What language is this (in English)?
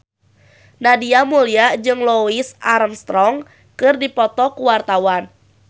Sundanese